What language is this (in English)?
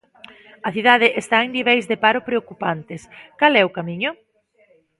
Galician